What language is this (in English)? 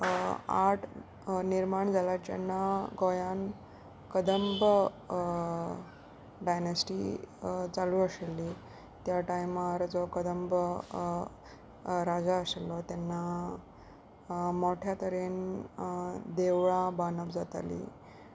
Konkani